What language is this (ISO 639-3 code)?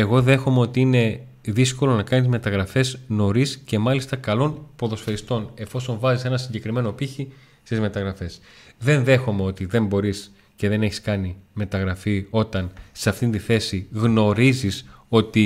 ell